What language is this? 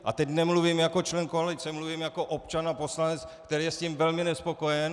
Czech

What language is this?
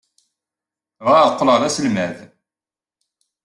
Kabyle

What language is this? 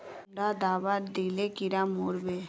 Magahi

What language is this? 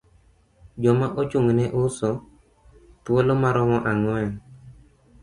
Luo (Kenya and Tanzania)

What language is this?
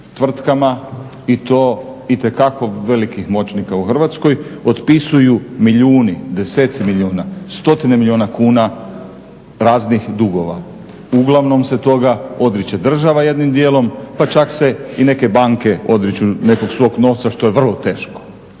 Croatian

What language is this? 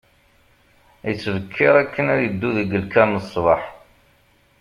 Kabyle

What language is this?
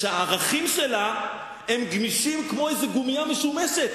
Hebrew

